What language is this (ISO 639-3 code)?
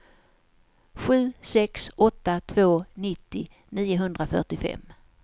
swe